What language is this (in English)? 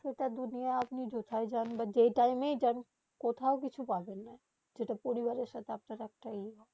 Bangla